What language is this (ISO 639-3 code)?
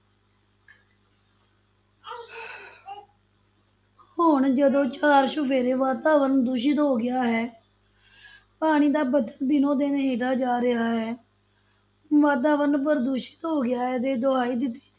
pan